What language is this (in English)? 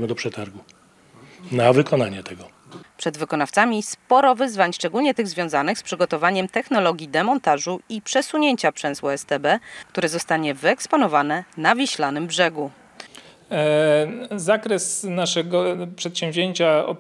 Polish